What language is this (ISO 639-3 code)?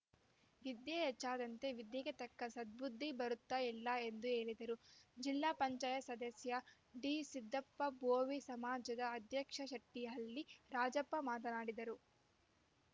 kan